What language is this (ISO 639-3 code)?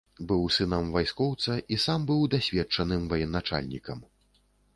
bel